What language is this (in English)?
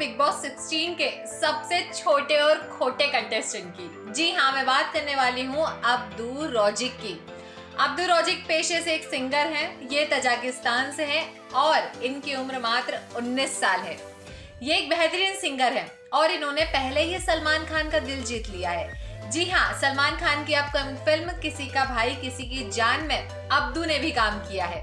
Hindi